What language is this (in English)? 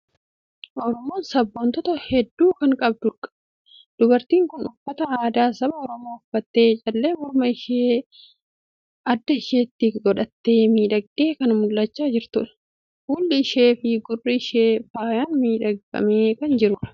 Oromo